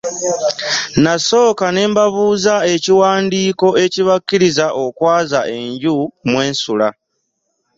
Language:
Ganda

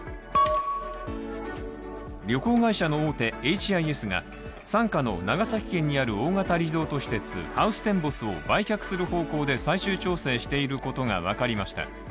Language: Japanese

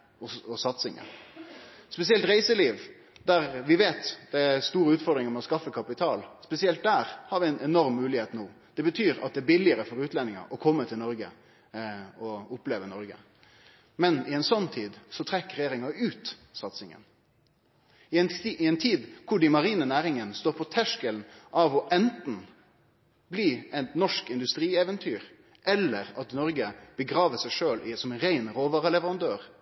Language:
Norwegian Nynorsk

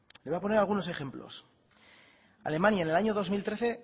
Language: Spanish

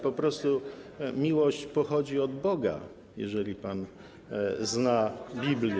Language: Polish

